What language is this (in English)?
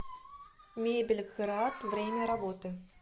Russian